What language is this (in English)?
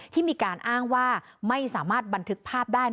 Thai